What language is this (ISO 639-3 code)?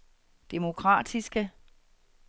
dan